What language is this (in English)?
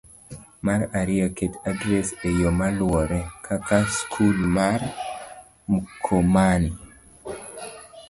Luo (Kenya and Tanzania)